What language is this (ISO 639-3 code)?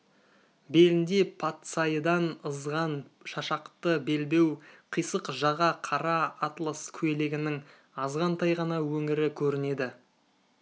kaz